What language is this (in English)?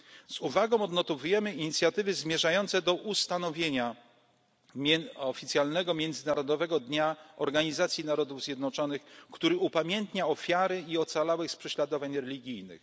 Polish